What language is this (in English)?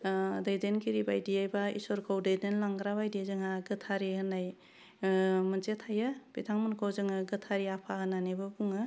Bodo